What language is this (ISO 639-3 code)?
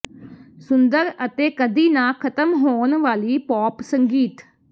pan